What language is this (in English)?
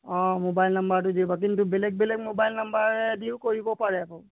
Assamese